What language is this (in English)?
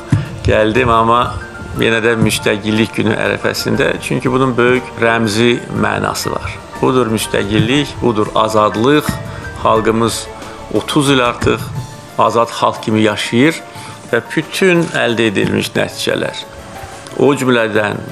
Turkish